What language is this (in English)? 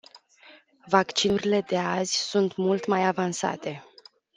Romanian